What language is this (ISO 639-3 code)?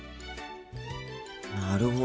jpn